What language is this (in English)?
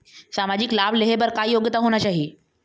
Chhattisgarhi